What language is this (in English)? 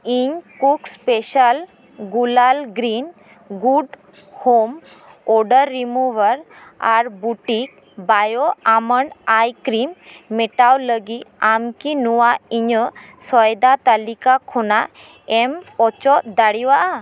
Santali